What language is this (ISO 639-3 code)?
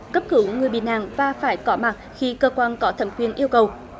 vie